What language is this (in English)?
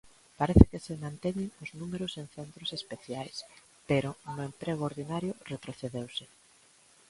Galician